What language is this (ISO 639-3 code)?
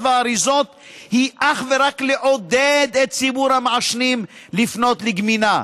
heb